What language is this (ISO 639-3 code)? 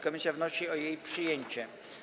pol